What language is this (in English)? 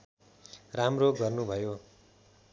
Nepali